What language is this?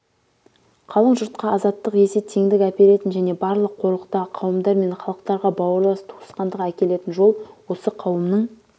Kazakh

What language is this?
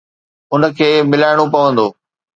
Sindhi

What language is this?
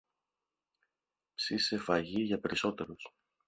Greek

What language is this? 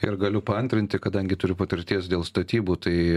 Lithuanian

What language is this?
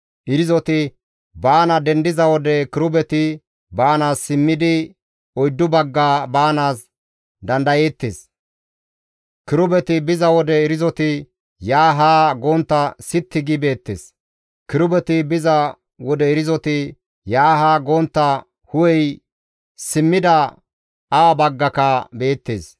Gamo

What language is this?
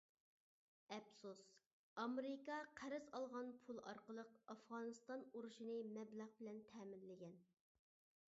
Uyghur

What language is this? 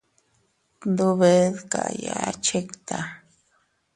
Teutila Cuicatec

